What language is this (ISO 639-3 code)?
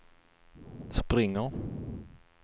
swe